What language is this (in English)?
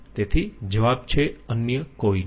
Gujarati